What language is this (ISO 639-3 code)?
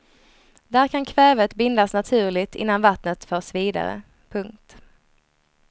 swe